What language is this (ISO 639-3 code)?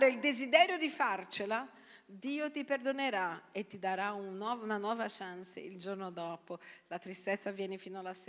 ita